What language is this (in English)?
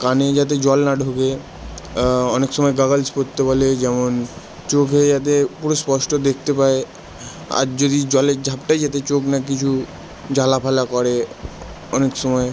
Bangla